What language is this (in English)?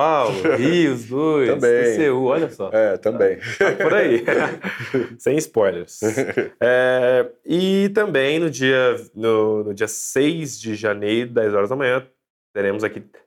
Portuguese